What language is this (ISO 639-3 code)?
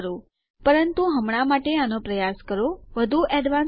guj